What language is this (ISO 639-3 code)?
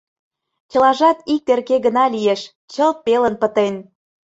chm